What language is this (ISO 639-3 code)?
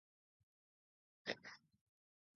eus